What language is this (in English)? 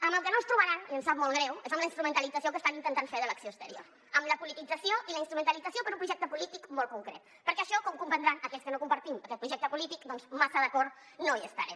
Catalan